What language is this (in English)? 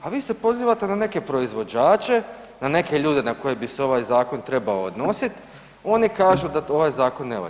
Croatian